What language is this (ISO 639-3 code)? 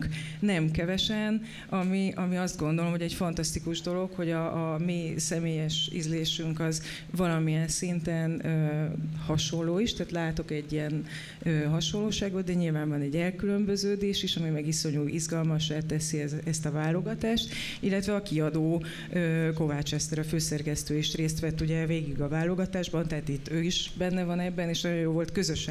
hun